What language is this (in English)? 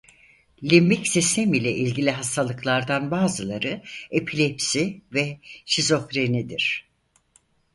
Turkish